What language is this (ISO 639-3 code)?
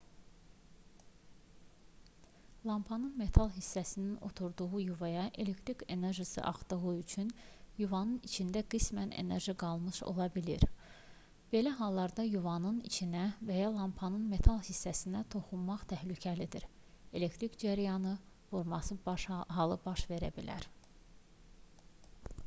aze